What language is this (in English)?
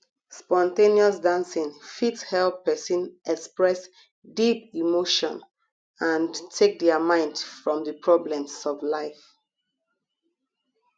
Nigerian Pidgin